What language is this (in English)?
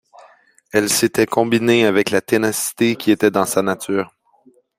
French